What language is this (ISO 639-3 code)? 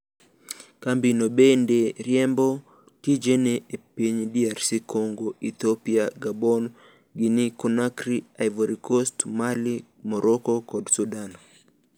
luo